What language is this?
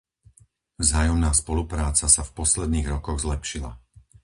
Slovak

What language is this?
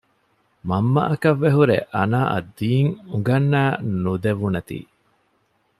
Divehi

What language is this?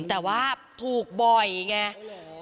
Thai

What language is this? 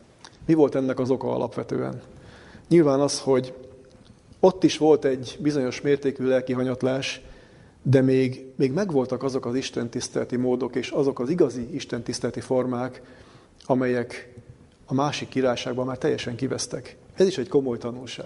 Hungarian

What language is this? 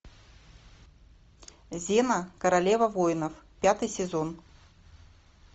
Russian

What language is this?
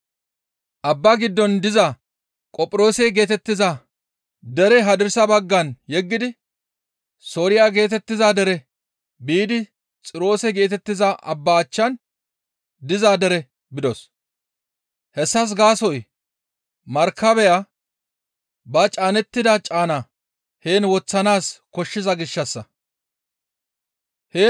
Gamo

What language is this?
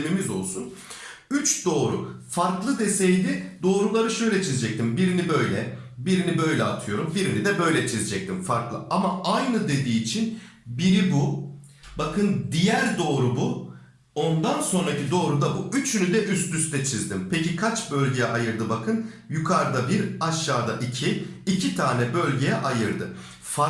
Turkish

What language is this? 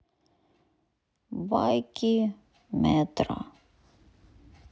Russian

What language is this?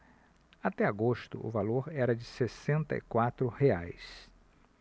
Portuguese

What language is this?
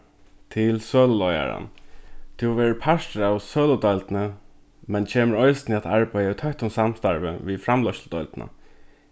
Faroese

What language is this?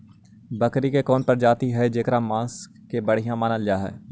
Magahi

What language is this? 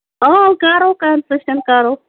Kashmiri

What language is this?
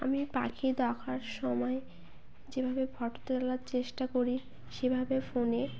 Bangla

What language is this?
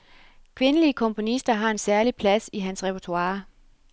Danish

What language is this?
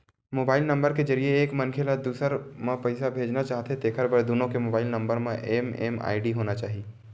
Chhattisgarhi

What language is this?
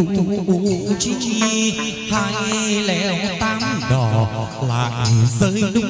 Vietnamese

